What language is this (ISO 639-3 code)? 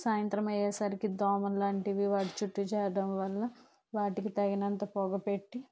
tel